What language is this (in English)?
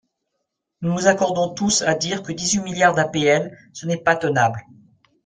French